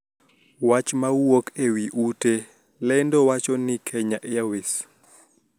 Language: Luo (Kenya and Tanzania)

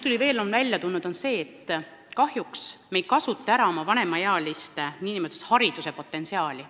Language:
Estonian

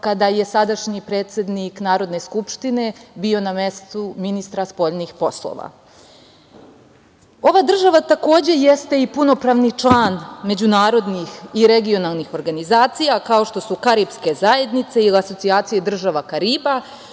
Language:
Serbian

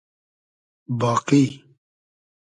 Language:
Hazaragi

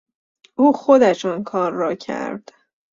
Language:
Persian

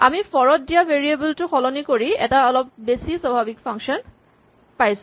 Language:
Assamese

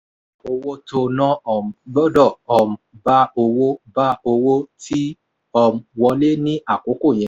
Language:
Yoruba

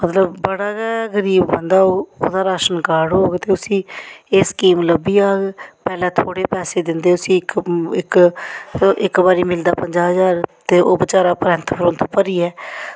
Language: Dogri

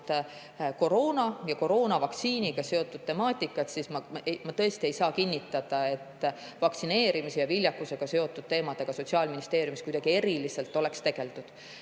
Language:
Estonian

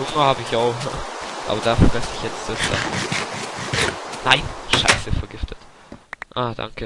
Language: German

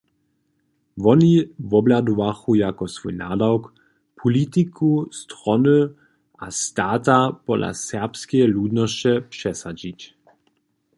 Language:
Upper Sorbian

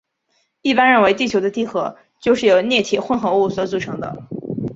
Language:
Chinese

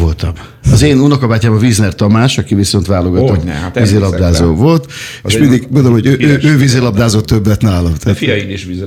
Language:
Hungarian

